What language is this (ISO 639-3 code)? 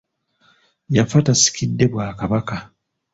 lug